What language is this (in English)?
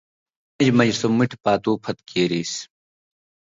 Indus Kohistani